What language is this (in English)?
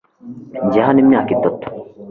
Kinyarwanda